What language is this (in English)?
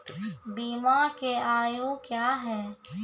Maithili